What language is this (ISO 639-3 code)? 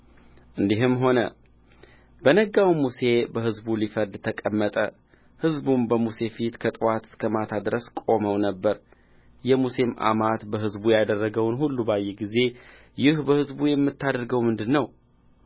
amh